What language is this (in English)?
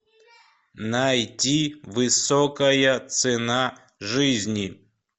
Russian